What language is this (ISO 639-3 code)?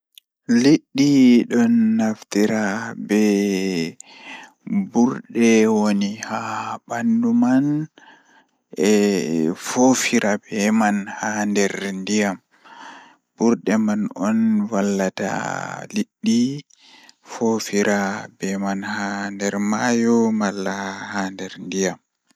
ful